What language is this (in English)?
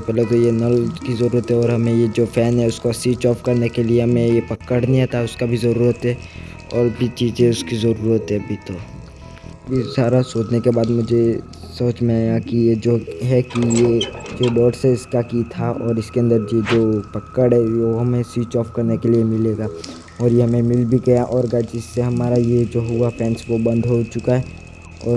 Hindi